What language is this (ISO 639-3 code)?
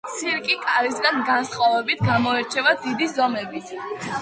kat